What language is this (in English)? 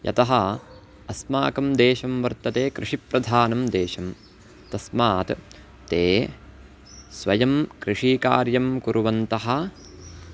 Sanskrit